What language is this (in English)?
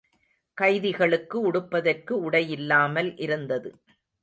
Tamil